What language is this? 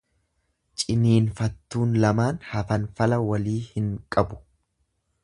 Oromo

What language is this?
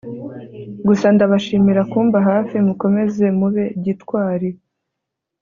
Kinyarwanda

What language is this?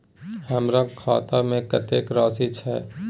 Maithili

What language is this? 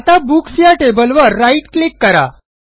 Marathi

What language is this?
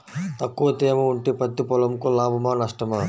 Telugu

